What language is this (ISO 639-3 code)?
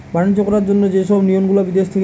ben